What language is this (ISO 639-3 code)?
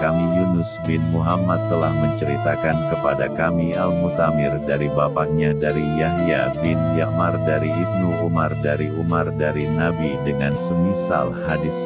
ind